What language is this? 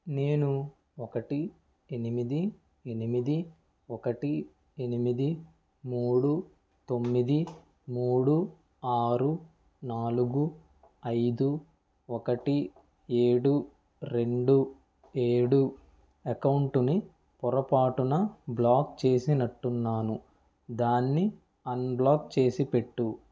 Telugu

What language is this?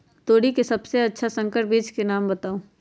Magahi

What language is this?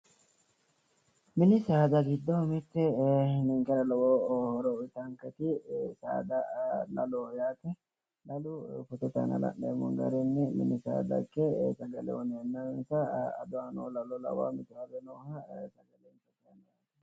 Sidamo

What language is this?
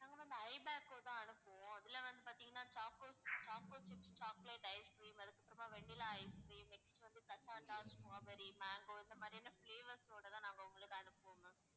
Tamil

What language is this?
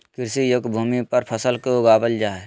Magahi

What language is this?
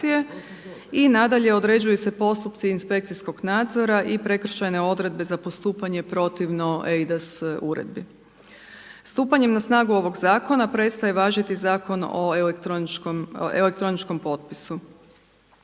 Croatian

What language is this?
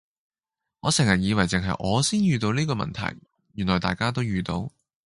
Cantonese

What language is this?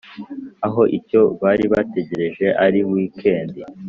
Kinyarwanda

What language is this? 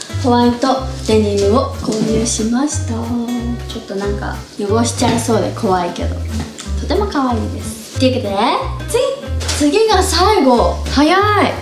Japanese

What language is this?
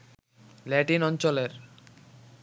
Bangla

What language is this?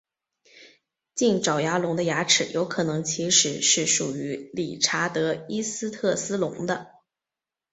Chinese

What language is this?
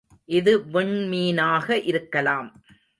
Tamil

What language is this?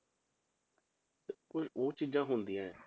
Punjabi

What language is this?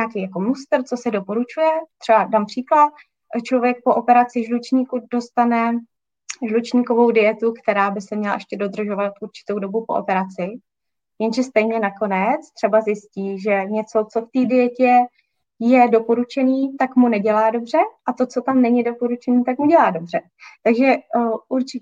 Czech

